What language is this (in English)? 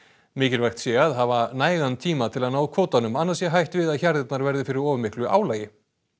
Icelandic